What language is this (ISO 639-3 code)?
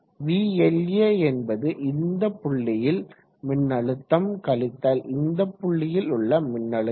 tam